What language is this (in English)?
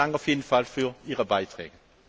German